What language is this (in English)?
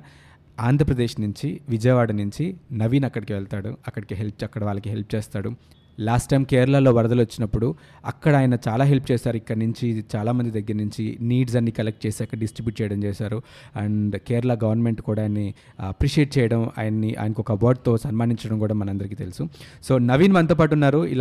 Telugu